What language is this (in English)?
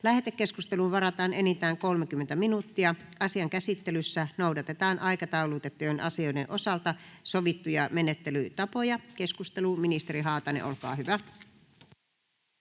Finnish